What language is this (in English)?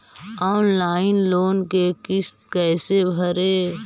Magahi